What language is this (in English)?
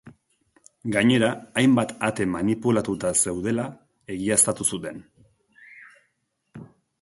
Basque